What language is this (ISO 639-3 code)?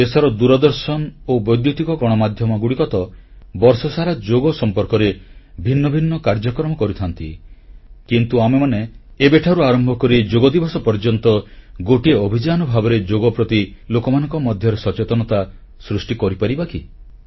ori